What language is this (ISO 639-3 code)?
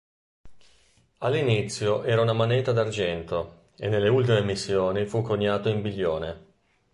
ita